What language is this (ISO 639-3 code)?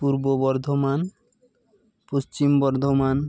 sat